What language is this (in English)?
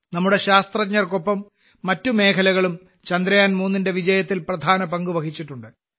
Malayalam